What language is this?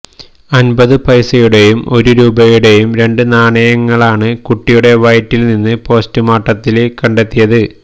Malayalam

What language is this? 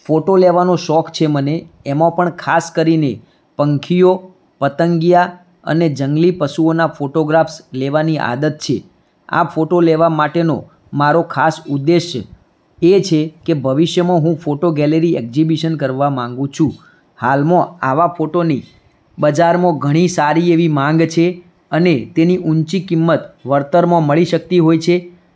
Gujarati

